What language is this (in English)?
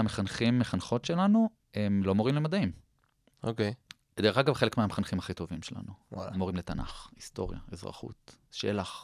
Hebrew